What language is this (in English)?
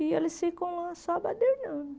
Portuguese